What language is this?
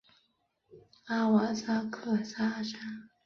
Chinese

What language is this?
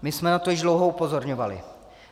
Czech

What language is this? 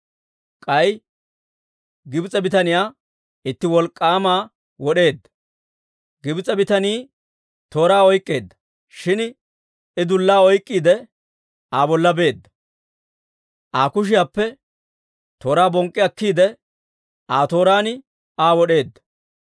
Dawro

